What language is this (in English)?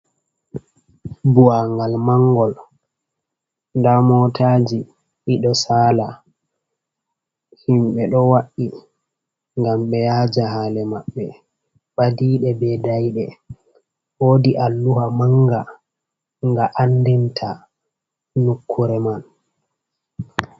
Fula